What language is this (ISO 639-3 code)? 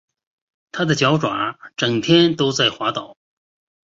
zho